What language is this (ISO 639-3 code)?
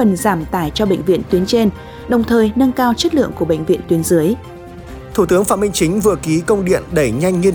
vie